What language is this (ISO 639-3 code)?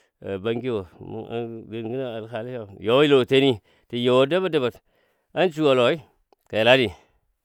dbd